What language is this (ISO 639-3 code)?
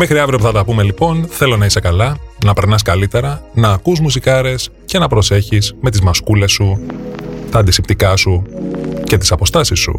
ell